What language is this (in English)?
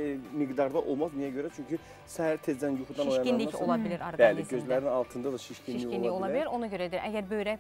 Turkish